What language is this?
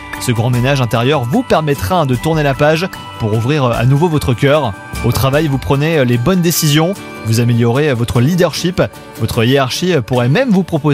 French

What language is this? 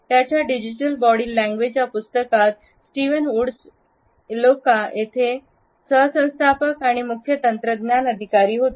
Marathi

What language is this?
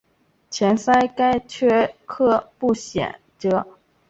Chinese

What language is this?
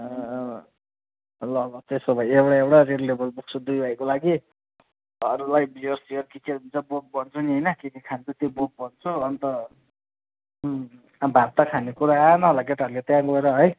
Nepali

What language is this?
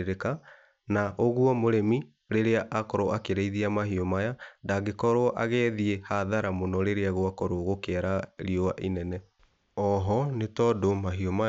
Kikuyu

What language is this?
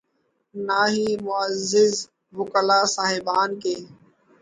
Urdu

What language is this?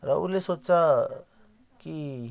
Nepali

